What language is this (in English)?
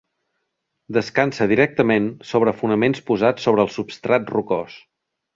Catalan